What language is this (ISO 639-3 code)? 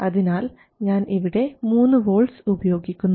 mal